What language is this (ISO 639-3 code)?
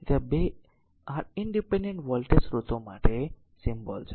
guj